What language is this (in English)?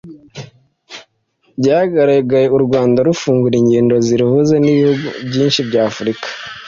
Kinyarwanda